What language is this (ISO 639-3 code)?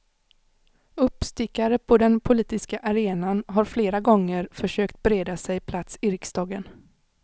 swe